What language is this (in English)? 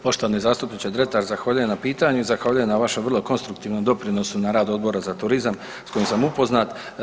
Croatian